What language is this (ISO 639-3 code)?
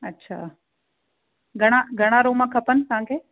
snd